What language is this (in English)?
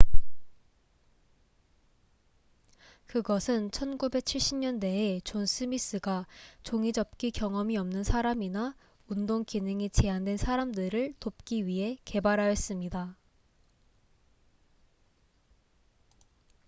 Korean